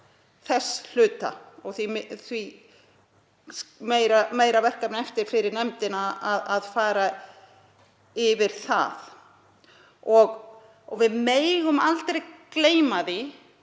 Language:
Icelandic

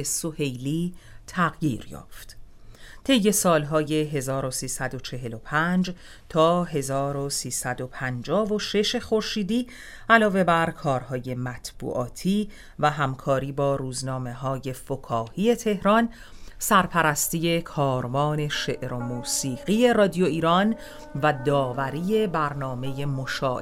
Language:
Persian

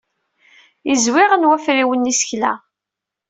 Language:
Kabyle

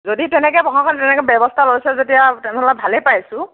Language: Assamese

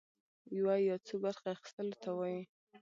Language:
Pashto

